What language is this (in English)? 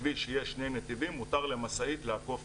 Hebrew